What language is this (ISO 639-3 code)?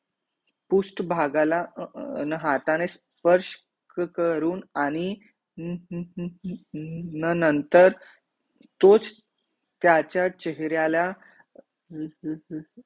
mar